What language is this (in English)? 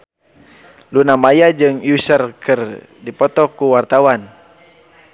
Sundanese